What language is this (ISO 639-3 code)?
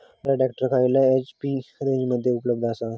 mar